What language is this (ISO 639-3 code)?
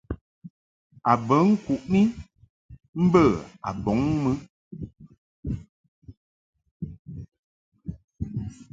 mhk